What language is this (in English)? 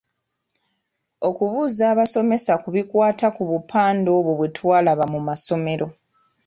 Ganda